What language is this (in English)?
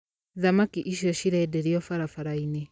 Kikuyu